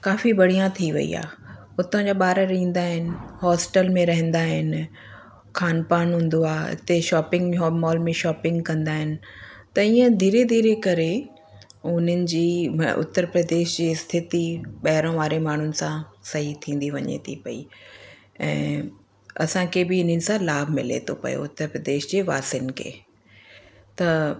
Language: Sindhi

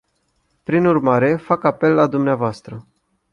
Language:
Romanian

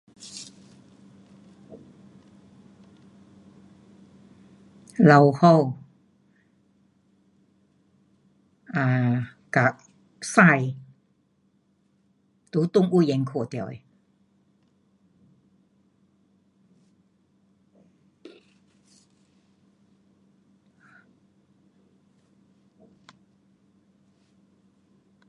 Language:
Pu-Xian Chinese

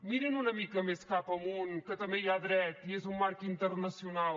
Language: Catalan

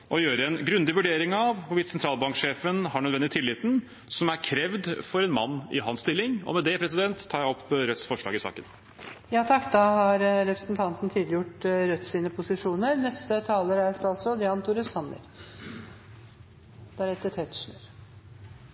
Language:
Norwegian Bokmål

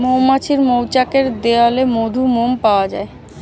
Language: Bangla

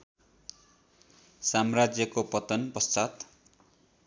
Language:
Nepali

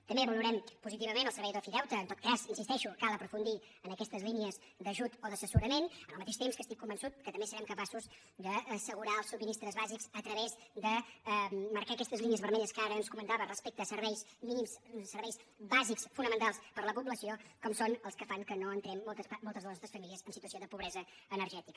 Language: Catalan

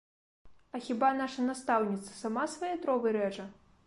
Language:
Belarusian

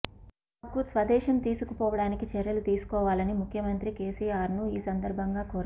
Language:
Telugu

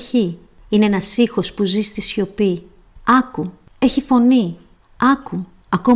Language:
Greek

